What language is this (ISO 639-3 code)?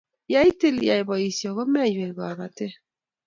kln